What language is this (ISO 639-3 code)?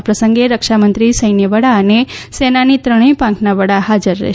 guj